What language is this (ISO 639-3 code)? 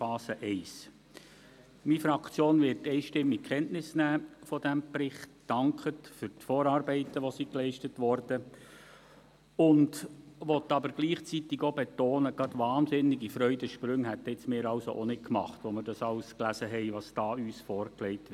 gsw